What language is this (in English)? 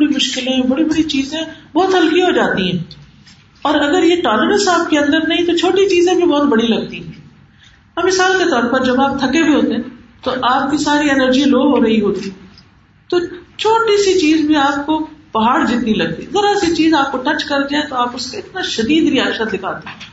Urdu